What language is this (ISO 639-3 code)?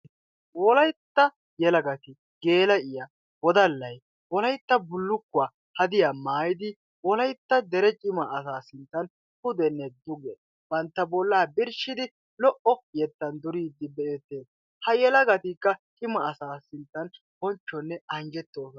wal